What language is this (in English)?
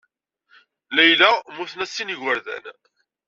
Kabyle